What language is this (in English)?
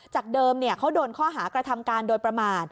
Thai